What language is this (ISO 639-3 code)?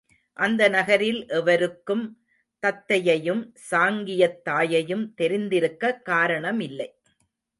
tam